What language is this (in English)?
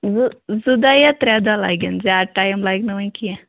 Kashmiri